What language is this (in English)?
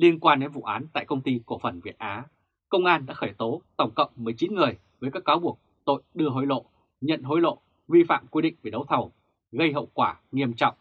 Vietnamese